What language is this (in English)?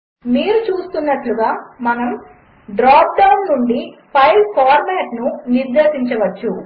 Telugu